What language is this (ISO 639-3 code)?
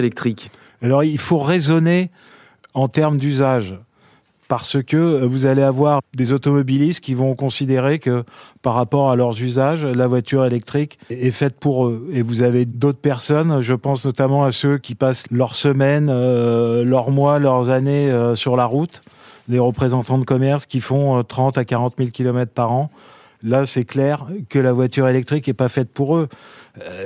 fra